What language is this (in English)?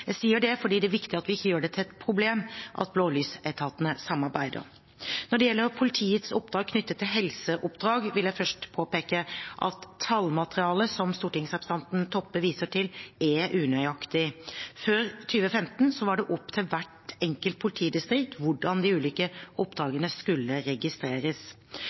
Norwegian Bokmål